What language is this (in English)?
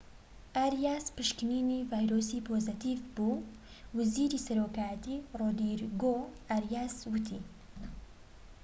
Central Kurdish